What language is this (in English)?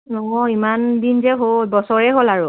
Assamese